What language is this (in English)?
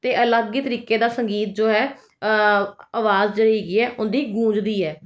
Punjabi